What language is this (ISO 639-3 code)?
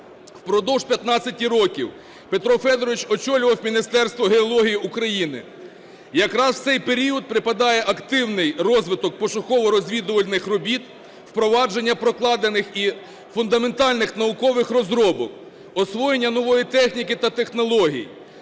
ukr